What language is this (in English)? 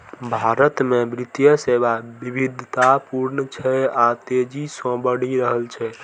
Maithili